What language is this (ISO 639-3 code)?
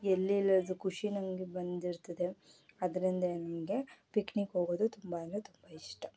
kan